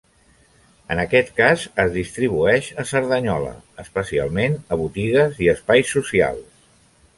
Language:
Catalan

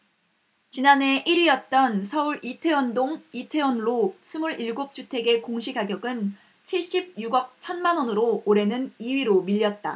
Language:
Korean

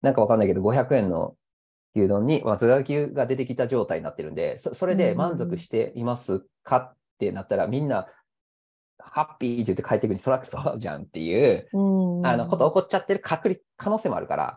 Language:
Japanese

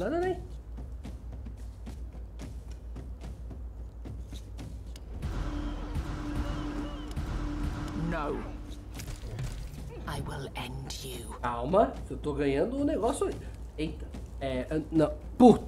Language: Portuguese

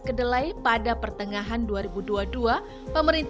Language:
Indonesian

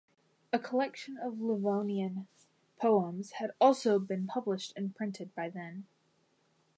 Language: English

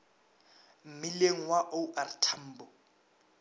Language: Northern Sotho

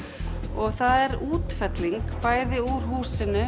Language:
Icelandic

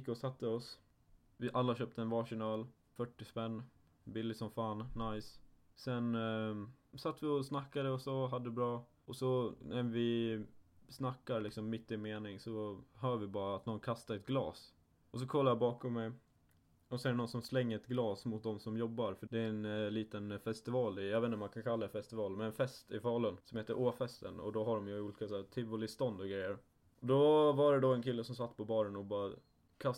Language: Swedish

